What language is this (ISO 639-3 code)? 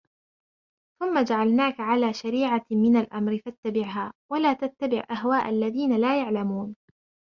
ara